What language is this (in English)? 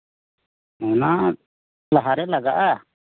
Santali